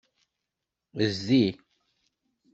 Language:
Kabyle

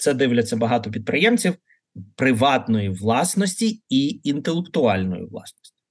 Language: Ukrainian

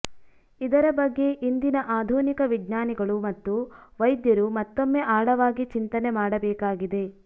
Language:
Kannada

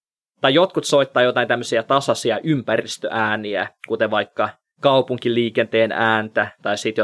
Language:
Finnish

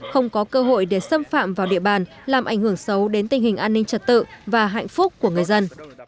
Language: Vietnamese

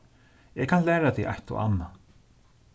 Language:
Faroese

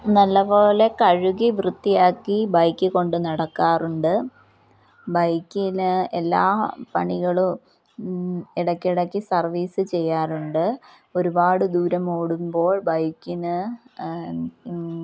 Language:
Malayalam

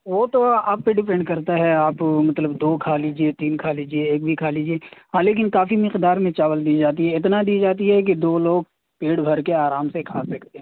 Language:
Urdu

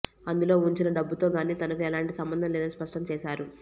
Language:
Telugu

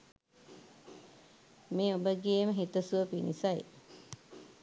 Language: Sinhala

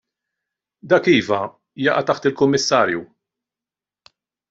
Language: Maltese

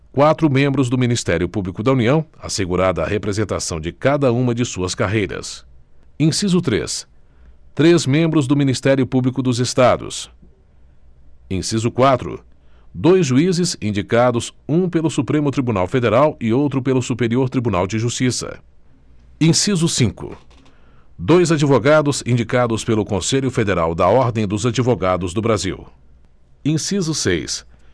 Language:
Portuguese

